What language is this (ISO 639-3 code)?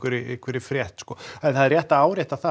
isl